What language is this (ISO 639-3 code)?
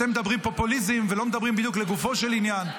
heb